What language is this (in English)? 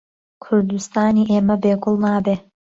Central Kurdish